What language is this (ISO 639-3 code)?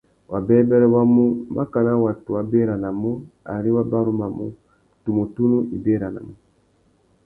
bag